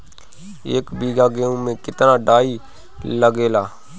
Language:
Bhojpuri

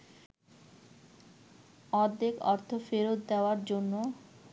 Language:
Bangla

